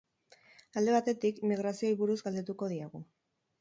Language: Basque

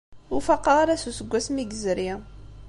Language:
Kabyle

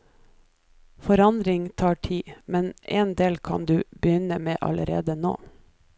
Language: Norwegian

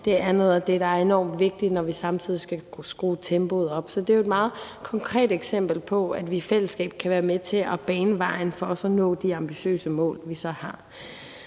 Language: Danish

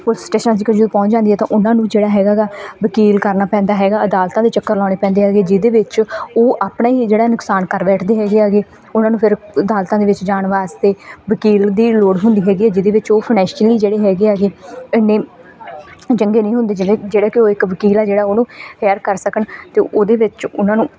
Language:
Punjabi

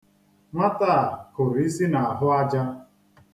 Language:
Igbo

